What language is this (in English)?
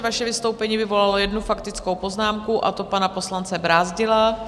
Czech